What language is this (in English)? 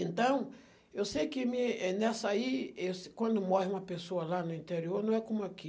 Portuguese